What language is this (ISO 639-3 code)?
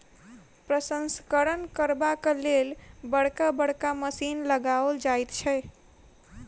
mai